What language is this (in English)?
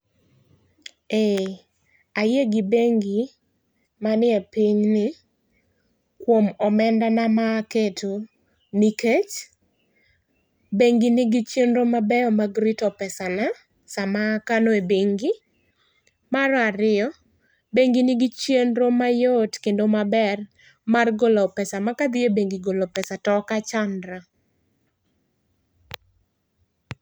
Luo (Kenya and Tanzania)